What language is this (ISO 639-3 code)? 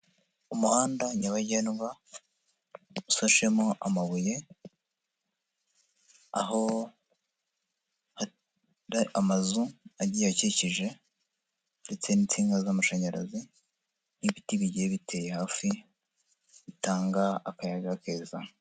kin